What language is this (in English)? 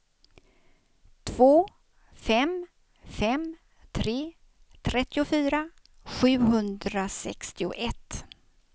Swedish